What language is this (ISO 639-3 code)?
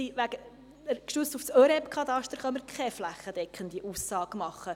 gsw